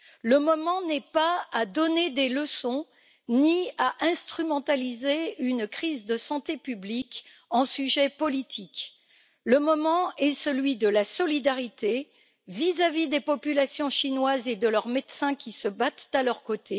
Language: French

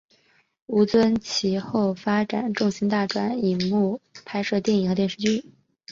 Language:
Chinese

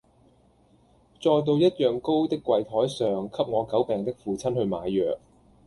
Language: Cantonese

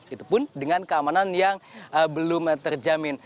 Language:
Indonesian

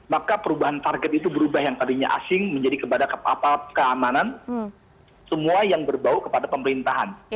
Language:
Indonesian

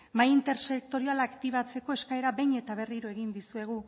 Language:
Basque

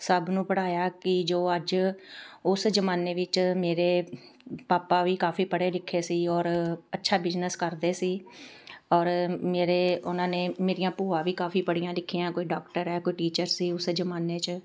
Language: Punjabi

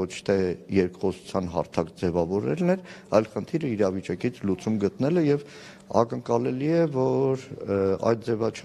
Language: Turkish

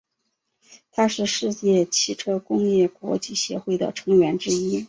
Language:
Chinese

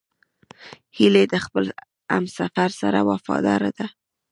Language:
Pashto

